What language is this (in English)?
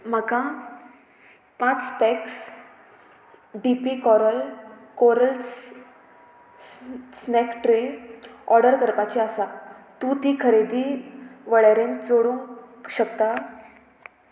Konkani